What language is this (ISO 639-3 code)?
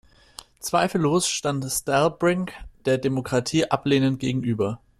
deu